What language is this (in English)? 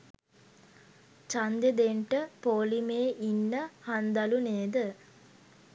Sinhala